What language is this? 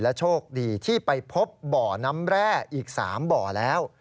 Thai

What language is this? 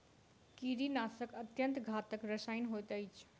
Maithili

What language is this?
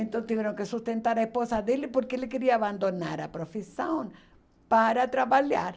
Portuguese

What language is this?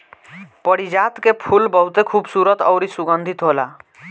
Bhojpuri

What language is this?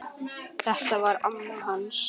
Icelandic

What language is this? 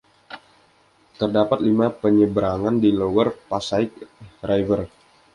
Indonesian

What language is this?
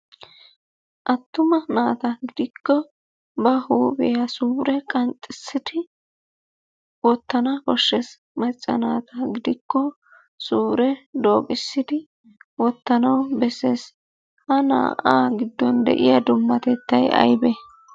Wolaytta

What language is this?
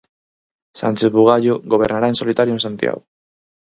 Galician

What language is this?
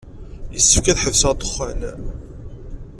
Kabyle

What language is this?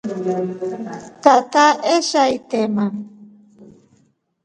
Rombo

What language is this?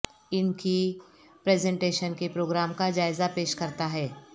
Urdu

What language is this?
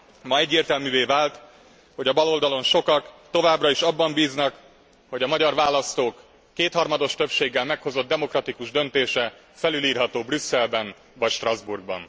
Hungarian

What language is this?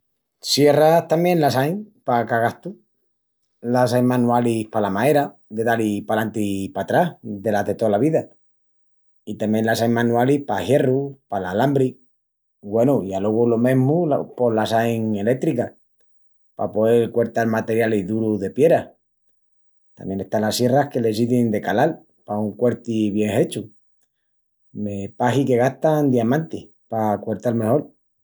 Extremaduran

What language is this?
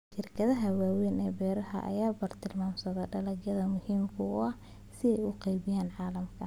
Somali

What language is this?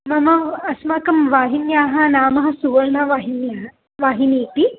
Sanskrit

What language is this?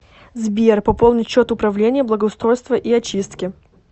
Russian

